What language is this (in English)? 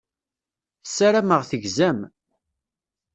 Kabyle